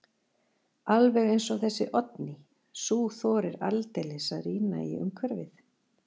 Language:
Icelandic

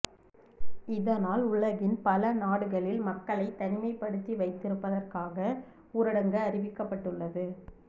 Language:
Tamil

